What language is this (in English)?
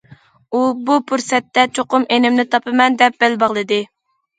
Uyghur